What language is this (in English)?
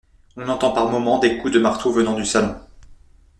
French